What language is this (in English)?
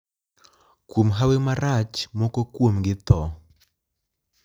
Luo (Kenya and Tanzania)